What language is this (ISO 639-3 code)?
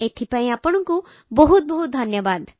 ori